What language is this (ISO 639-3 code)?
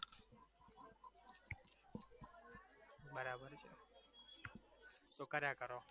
guj